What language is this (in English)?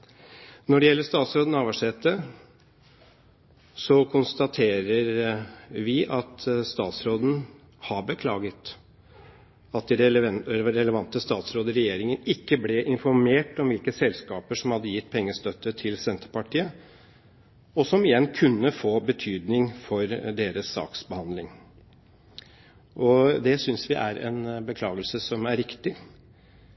Norwegian Bokmål